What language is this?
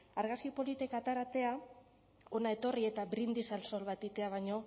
Basque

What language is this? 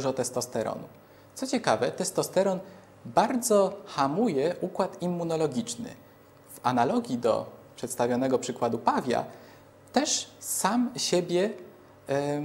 Polish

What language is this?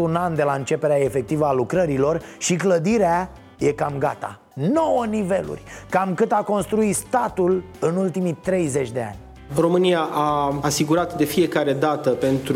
Romanian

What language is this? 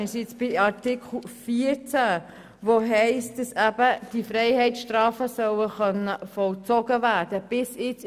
Swiss German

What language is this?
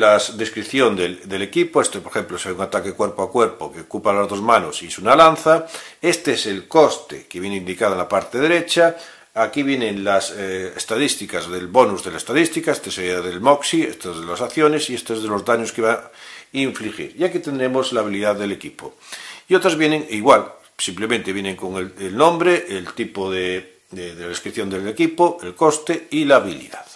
Spanish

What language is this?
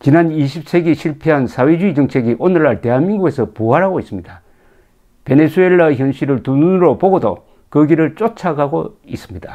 Korean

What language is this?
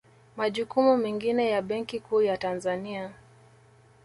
Swahili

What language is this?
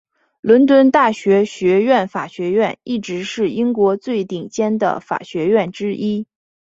Chinese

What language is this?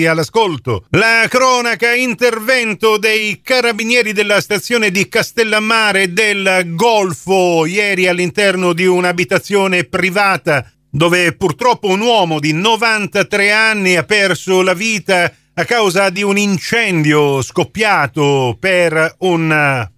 Italian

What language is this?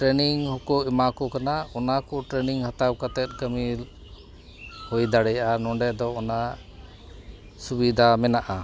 Santali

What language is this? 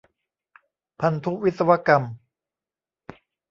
Thai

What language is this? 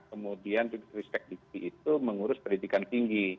Indonesian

